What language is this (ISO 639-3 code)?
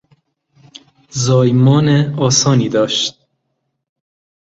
fas